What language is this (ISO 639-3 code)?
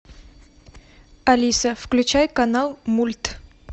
rus